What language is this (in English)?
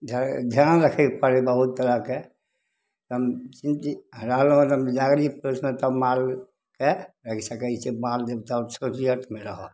Maithili